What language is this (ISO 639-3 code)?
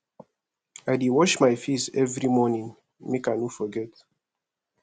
pcm